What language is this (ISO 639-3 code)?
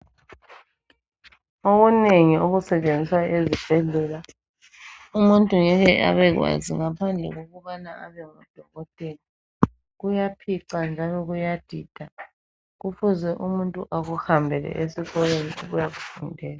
nde